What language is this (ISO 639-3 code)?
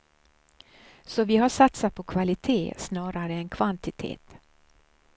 swe